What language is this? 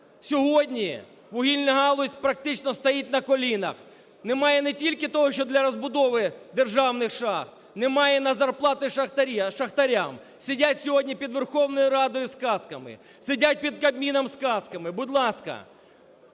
Ukrainian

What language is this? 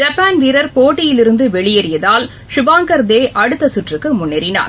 Tamil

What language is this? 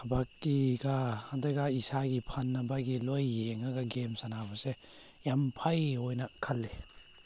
Manipuri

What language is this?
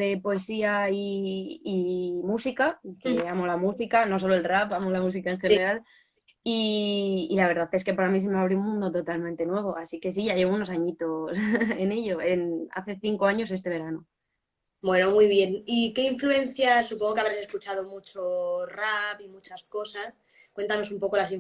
Spanish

